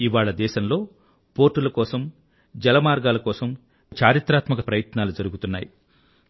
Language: Telugu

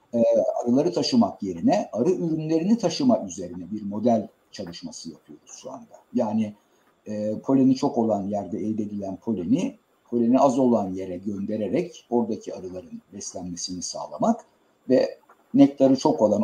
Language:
Turkish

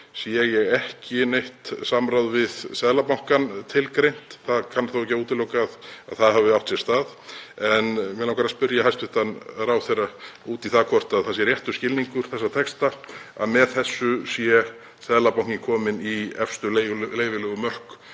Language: Icelandic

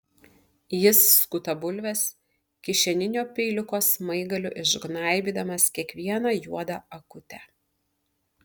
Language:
Lithuanian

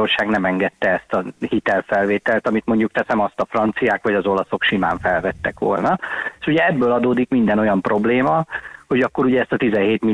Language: Hungarian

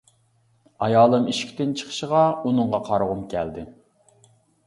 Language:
Uyghur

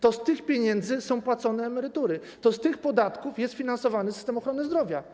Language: Polish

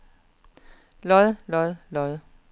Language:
Danish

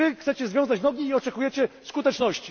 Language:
Polish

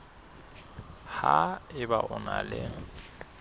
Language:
Southern Sotho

